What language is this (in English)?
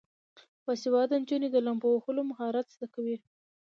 Pashto